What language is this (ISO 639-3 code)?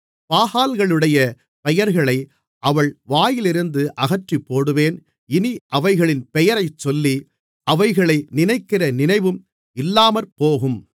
tam